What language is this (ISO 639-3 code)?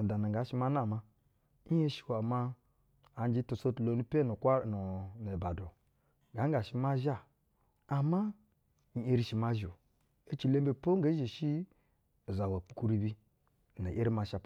bzw